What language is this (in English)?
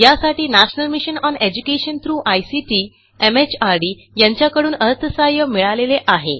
Marathi